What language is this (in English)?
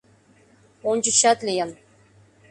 Mari